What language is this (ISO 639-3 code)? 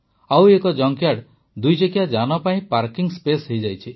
ori